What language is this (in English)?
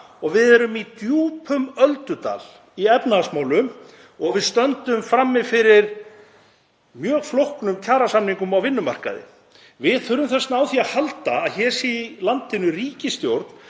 Icelandic